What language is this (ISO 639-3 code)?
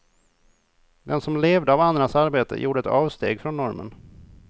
swe